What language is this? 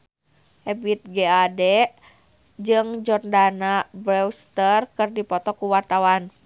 Sundanese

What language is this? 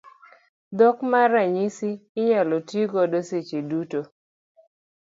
Luo (Kenya and Tanzania)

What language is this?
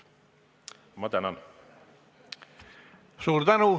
Estonian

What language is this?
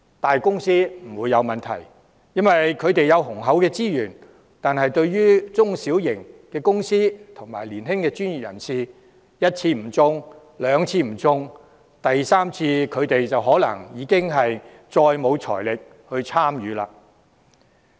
Cantonese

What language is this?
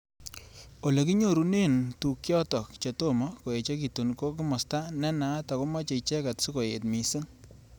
Kalenjin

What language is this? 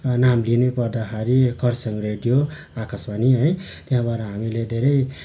Nepali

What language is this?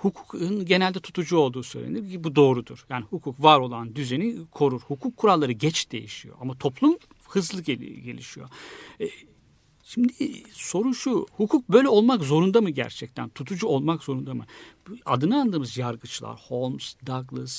Turkish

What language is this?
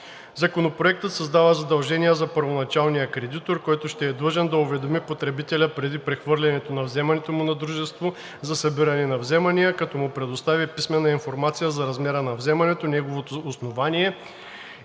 Bulgarian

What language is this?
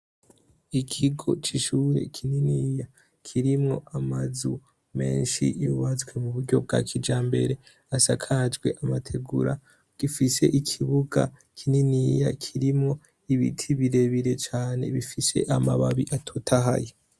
Rundi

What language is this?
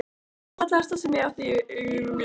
Icelandic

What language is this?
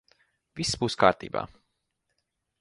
Latvian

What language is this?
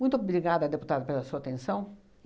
Portuguese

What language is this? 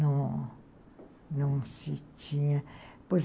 Portuguese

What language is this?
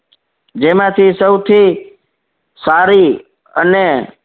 Gujarati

